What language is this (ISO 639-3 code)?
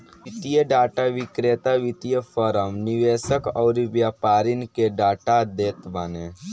bho